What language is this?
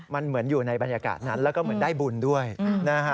Thai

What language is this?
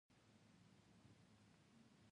Pashto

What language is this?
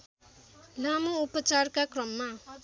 Nepali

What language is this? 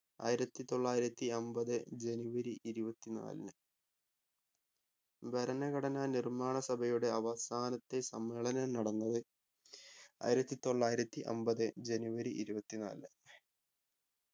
Malayalam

